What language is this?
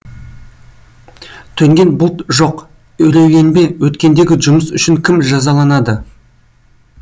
Kazakh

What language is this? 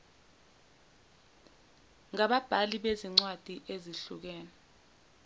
Zulu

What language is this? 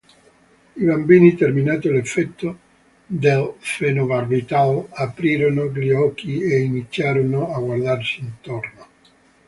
Italian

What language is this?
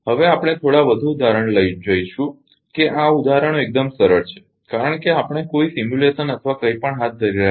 Gujarati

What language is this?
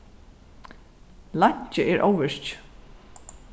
Faroese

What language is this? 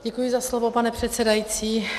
Czech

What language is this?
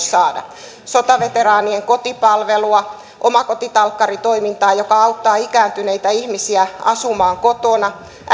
Finnish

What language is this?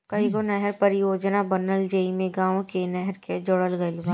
Bhojpuri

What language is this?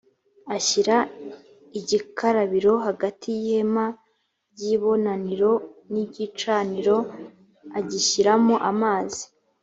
Kinyarwanda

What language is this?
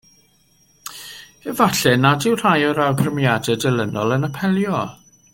Welsh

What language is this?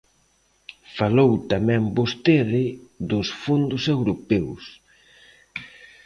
Galician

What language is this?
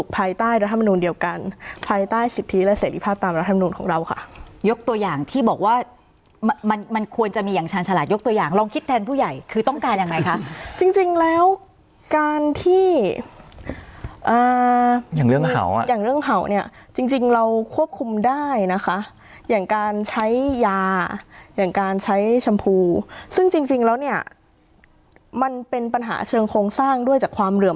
Thai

